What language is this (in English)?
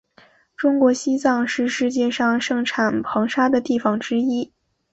Chinese